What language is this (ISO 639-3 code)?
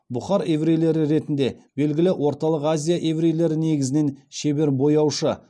kaz